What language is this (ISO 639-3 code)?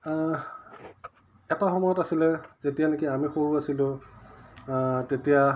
asm